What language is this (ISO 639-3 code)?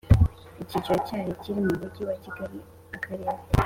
kin